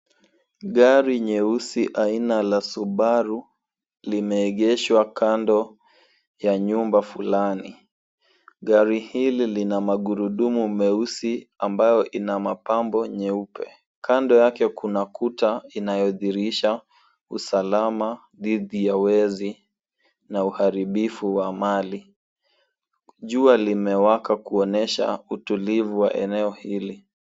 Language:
Swahili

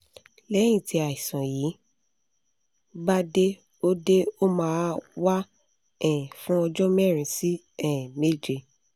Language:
Yoruba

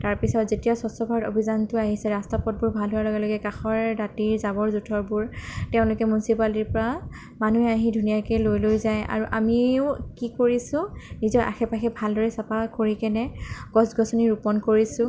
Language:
Assamese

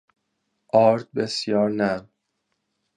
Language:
Persian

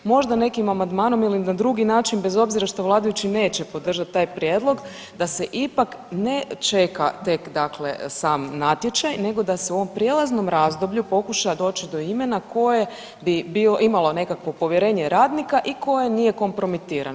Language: Croatian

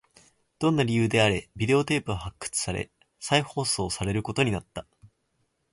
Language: Japanese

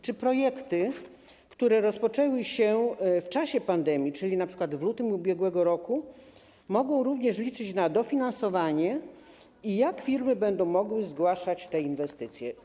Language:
Polish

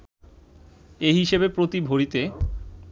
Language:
Bangla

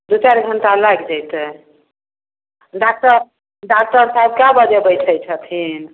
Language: Maithili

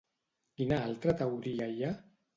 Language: Catalan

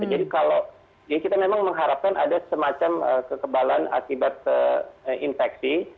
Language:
Indonesian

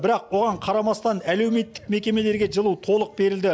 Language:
Kazakh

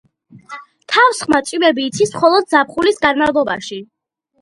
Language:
Georgian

